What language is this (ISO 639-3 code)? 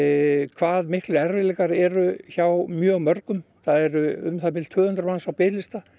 isl